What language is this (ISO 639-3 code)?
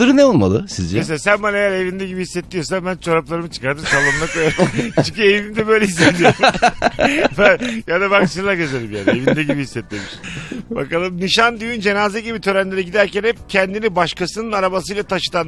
tur